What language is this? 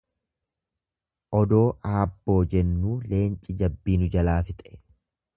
Oromo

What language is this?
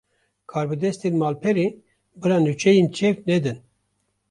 Kurdish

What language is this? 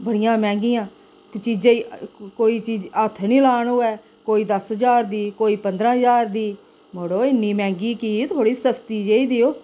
Dogri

